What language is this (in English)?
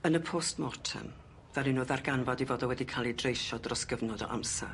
Welsh